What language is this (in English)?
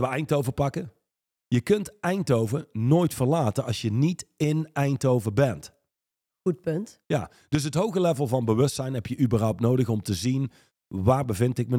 Dutch